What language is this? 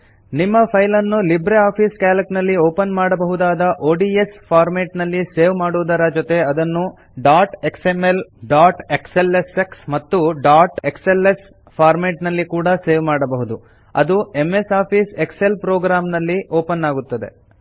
Kannada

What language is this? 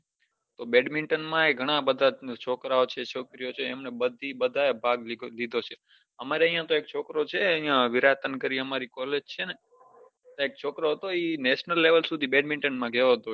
Gujarati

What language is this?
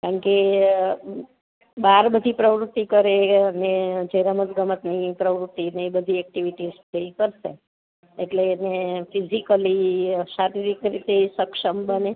Gujarati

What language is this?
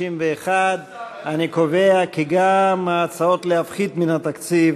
Hebrew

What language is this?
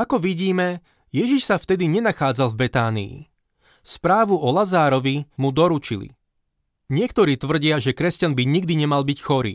Slovak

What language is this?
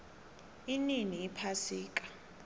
South Ndebele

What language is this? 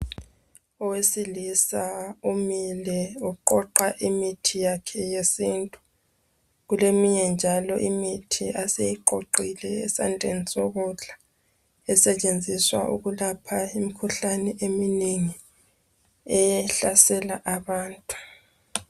North Ndebele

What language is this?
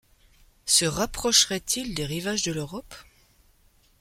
French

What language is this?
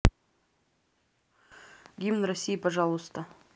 Russian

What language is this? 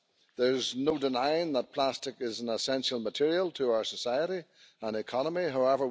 Finnish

